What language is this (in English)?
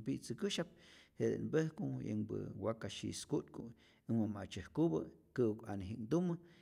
Rayón Zoque